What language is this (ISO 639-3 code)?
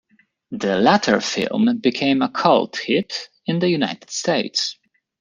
eng